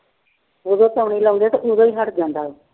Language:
Punjabi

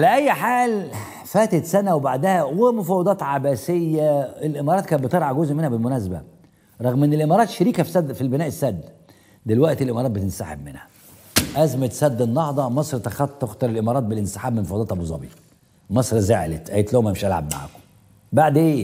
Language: Arabic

